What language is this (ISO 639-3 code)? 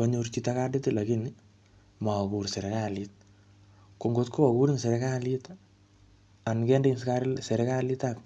kln